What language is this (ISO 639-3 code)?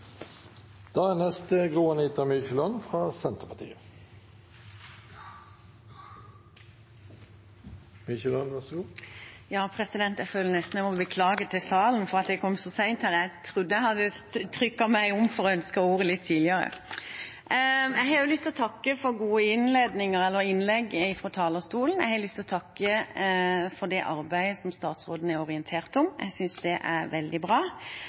nob